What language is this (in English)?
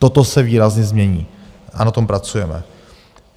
Czech